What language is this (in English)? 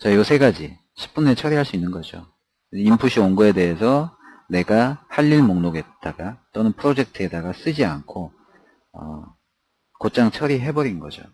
Korean